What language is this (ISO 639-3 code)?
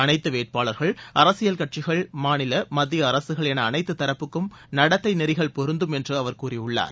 tam